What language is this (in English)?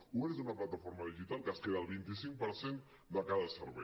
Catalan